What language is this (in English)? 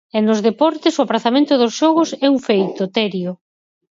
Galician